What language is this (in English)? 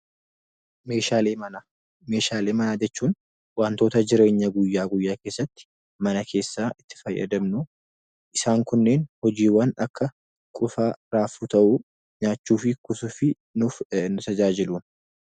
Oromo